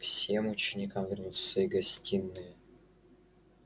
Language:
Russian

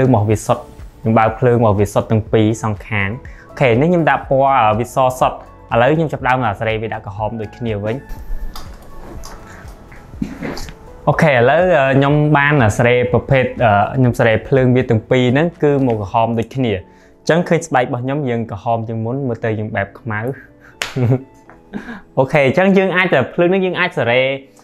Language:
Vietnamese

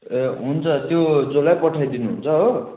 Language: Nepali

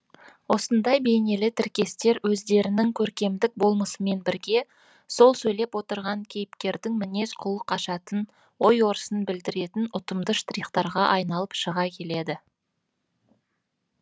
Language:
Kazakh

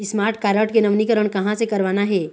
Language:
Chhattisgarhi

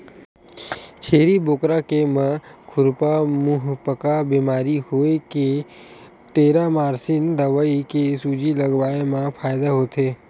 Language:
Chhattisgarhi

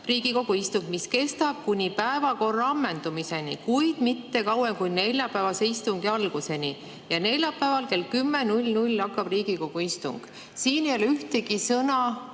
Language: Estonian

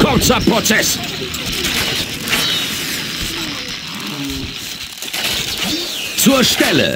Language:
German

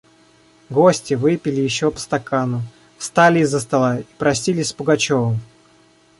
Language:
Russian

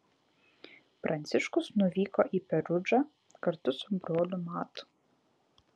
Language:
Lithuanian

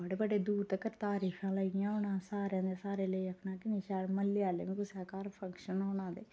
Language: Dogri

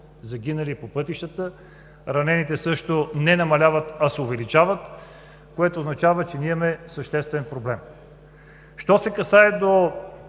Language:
Bulgarian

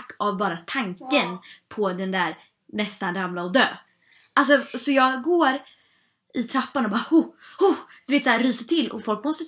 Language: Swedish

